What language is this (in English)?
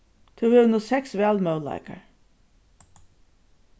Faroese